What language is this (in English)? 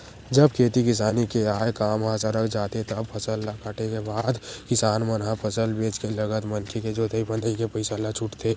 Chhattisgarhi